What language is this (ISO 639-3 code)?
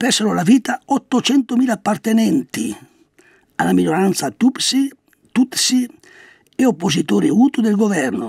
ita